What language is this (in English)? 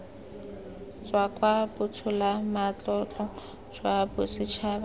Tswana